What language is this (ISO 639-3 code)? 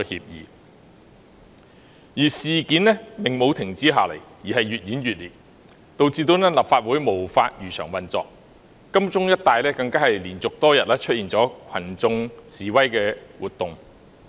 yue